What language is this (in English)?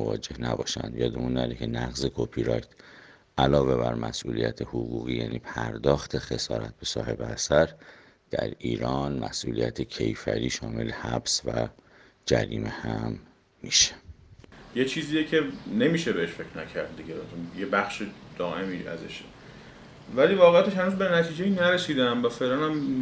Persian